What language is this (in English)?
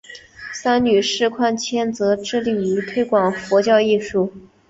Chinese